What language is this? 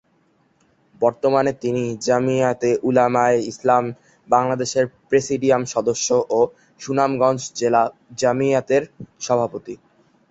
Bangla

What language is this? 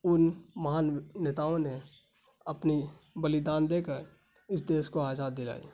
Urdu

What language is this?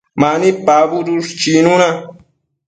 Matsés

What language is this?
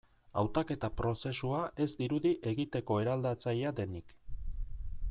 Basque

